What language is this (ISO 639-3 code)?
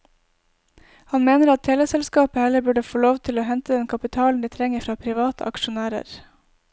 nor